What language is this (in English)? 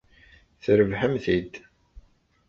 Kabyle